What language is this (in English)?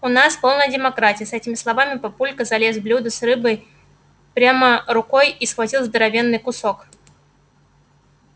Russian